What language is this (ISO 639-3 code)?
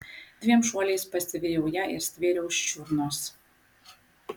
lit